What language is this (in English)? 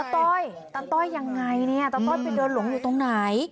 Thai